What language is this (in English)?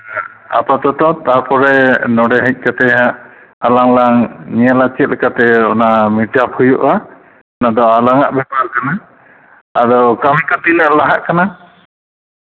Santali